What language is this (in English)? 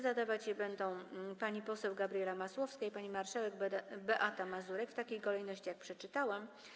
Polish